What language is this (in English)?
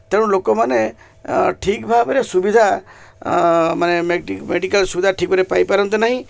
Odia